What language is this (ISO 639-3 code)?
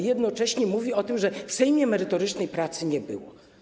pol